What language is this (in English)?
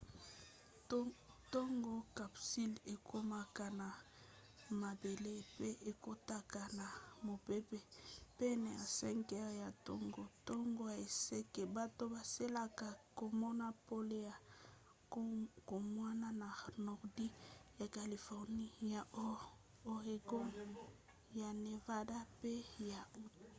Lingala